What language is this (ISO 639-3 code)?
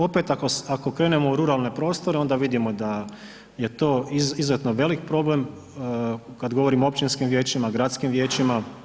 hrv